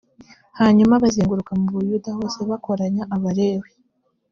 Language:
Kinyarwanda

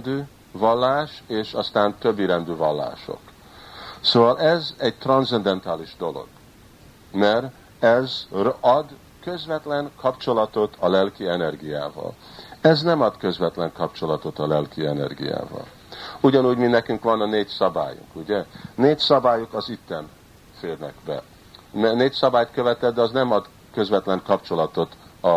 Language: Hungarian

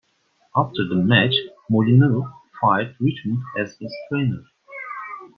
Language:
English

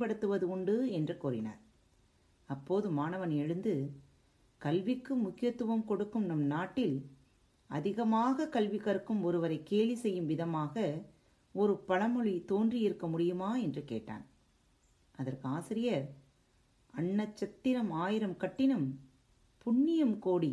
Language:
Tamil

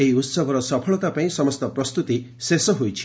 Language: Odia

